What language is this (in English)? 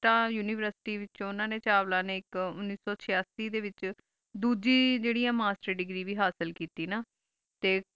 Punjabi